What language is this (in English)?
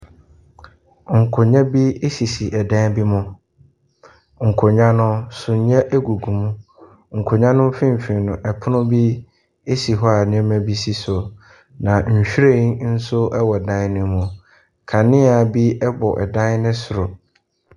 Akan